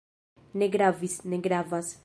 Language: Esperanto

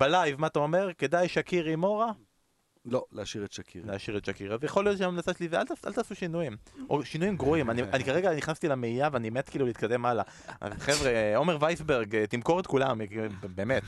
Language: Hebrew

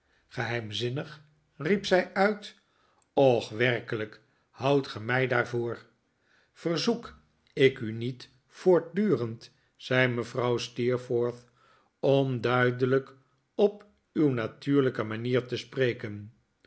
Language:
Dutch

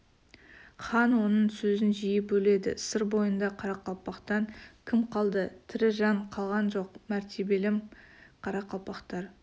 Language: Kazakh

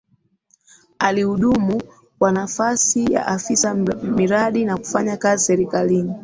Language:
Swahili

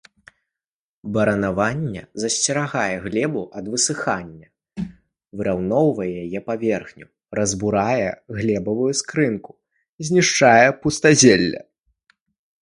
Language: Belarusian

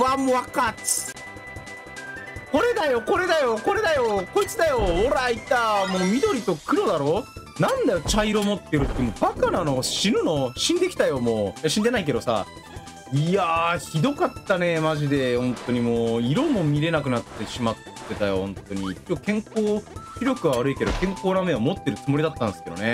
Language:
Japanese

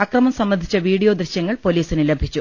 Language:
Malayalam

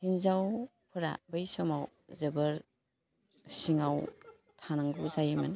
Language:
Bodo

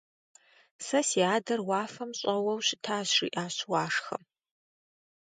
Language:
Kabardian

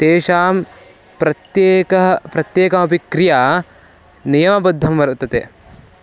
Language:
Sanskrit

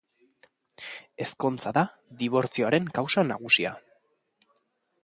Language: Basque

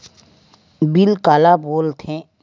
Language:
Chhattisgarhi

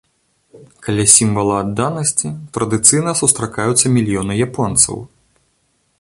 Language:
Belarusian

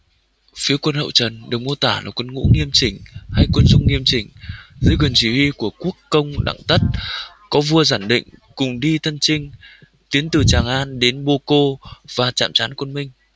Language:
Vietnamese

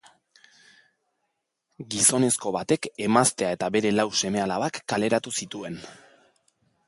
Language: Basque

